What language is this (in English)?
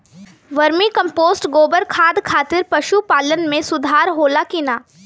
Bhojpuri